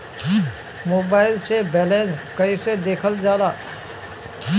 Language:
Bhojpuri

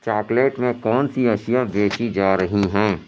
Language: Urdu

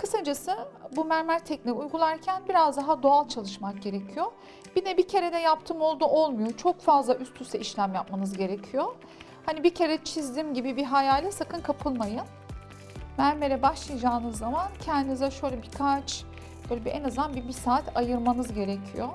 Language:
Turkish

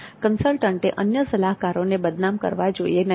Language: Gujarati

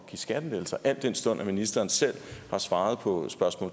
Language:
Danish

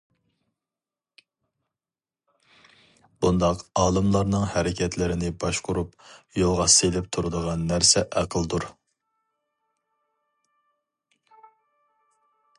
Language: Uyghur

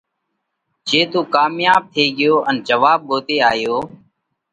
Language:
Parkari Koli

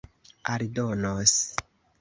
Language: Esperanto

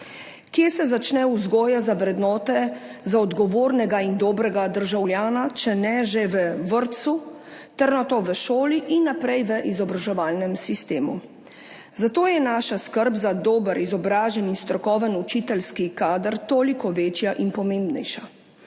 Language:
Slovenian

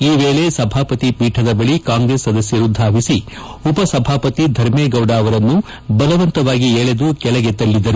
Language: Kannada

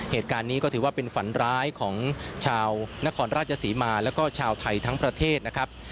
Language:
Thai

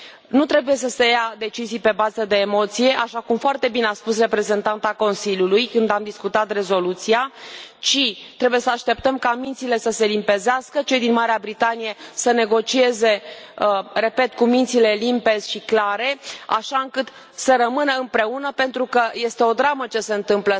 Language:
Romanian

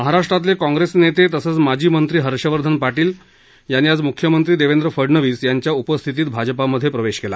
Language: Marathi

